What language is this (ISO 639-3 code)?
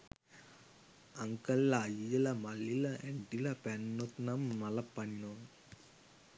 sin